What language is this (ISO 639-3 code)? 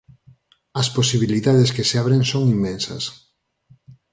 glg